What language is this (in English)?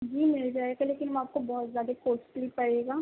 Urdu